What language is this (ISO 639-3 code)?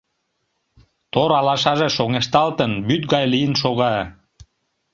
chm